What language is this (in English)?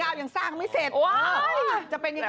Thai